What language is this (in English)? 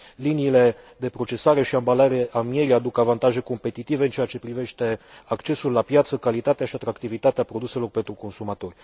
Romanian